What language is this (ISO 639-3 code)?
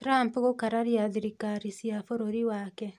kik